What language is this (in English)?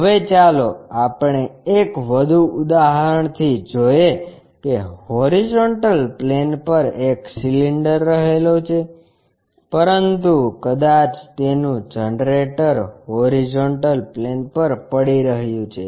Gujarati